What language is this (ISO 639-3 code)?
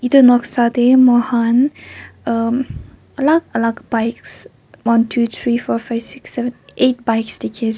nag